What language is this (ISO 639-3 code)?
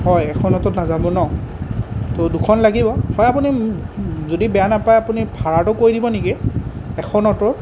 asm